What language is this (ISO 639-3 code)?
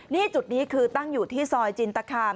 tha